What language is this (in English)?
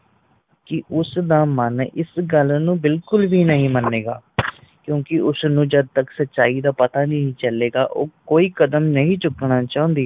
Punjabi